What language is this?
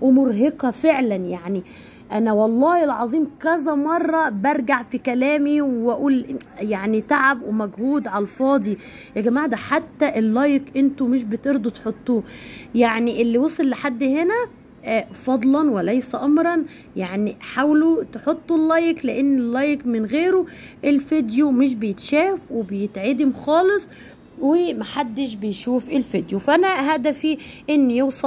Arabic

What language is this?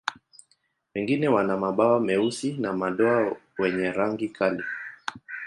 Swahili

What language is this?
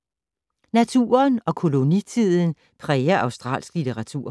Danish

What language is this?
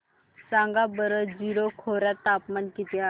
Marathi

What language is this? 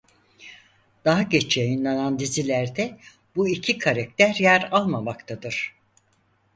Turkish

